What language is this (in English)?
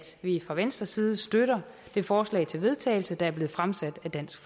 Danish